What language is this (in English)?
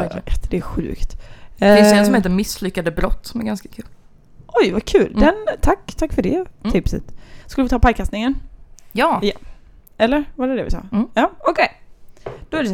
Swedish